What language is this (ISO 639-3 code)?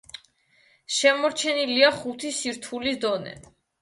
kat